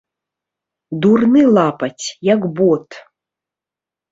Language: Belarusian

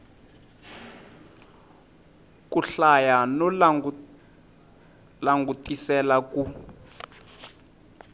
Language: Tsonga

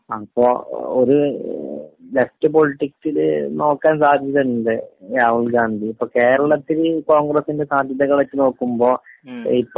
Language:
Malayalam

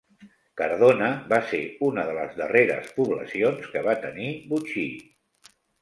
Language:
Catalan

